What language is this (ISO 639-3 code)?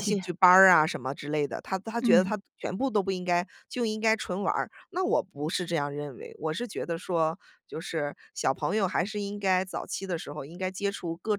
zho